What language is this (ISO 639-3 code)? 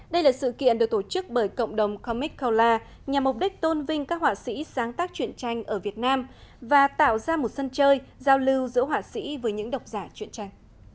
vie